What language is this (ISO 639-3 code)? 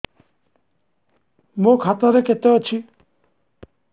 ori